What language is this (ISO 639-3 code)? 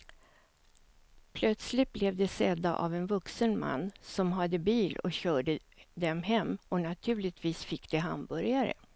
swe